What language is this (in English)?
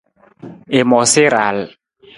Nawdm